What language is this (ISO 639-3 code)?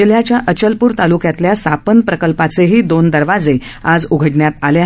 mar